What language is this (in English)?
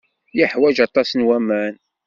Kabyle